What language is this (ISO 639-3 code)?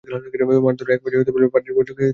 ben